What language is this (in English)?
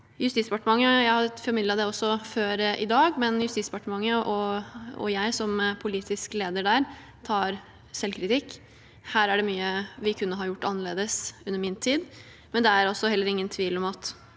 Norwegian